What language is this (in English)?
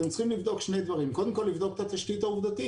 Hebrew